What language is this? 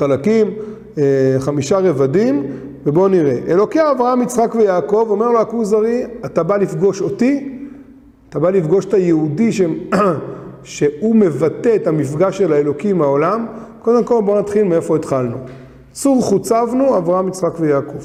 Hebrew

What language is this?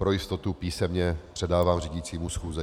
Czech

